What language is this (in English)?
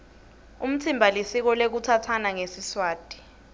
Swati